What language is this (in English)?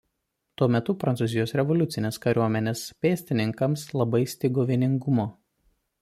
Lithuanian